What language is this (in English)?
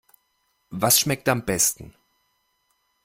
German